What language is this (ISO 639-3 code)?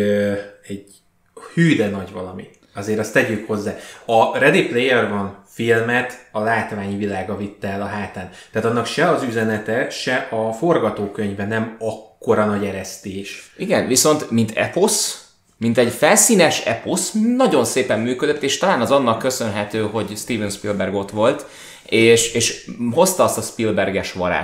hun